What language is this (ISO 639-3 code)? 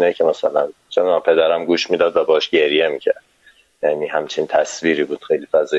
fas